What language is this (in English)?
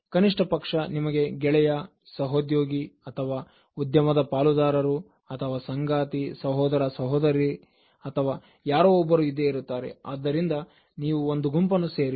Kannada